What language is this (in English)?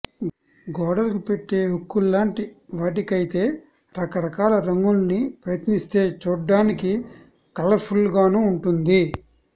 Telugu